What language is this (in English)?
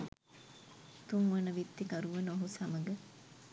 Sinhala